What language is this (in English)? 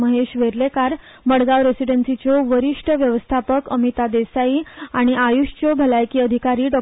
Konkani